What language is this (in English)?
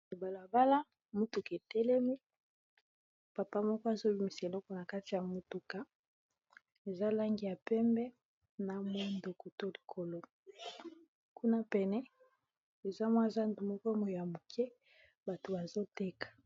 Lingala